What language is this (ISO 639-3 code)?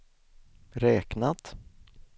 swe